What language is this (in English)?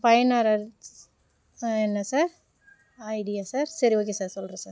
Tamil